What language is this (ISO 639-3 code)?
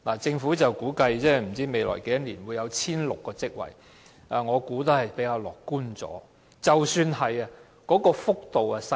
yue